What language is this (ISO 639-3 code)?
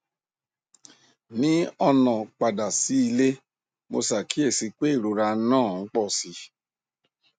yor